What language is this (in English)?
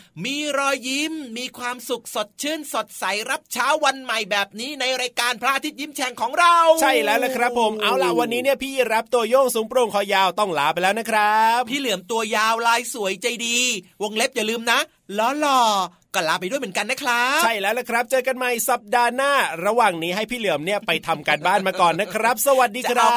Thai